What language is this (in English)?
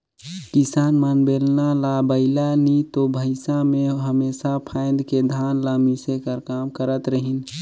Chhattisgarhi